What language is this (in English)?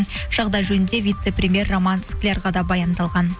Kazakh